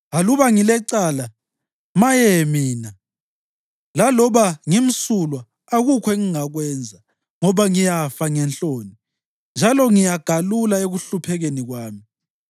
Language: North Ndebele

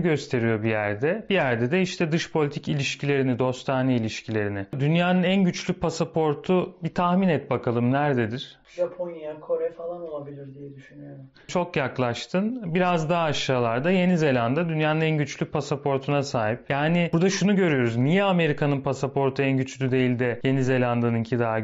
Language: Turkish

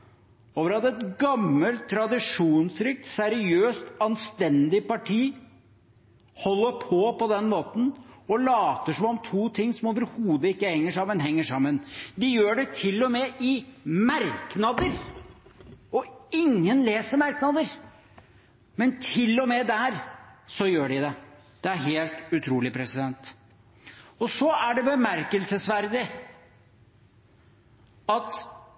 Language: Norwegian Bokmål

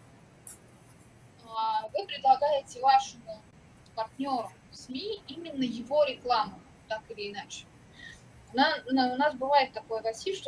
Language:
Russian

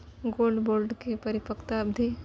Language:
Maithili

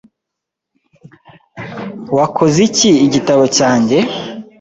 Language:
Kinyarwanda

